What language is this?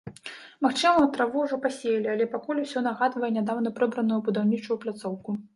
Belarusian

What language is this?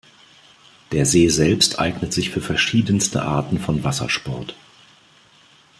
German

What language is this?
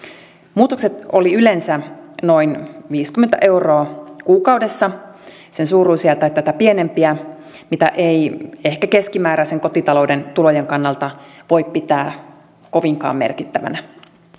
Finnish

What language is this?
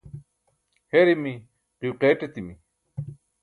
Burushaski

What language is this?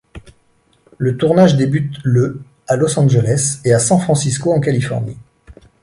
French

